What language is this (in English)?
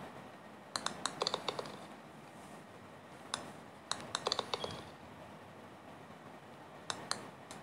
Malay